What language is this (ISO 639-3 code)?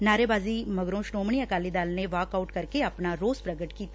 pan